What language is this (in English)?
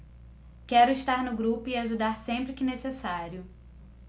Portuguese